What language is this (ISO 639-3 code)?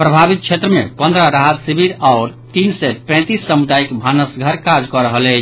mai